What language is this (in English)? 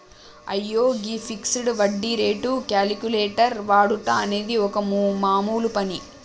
Telugu